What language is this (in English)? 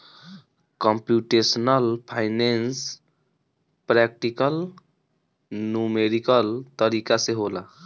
Bhojpuri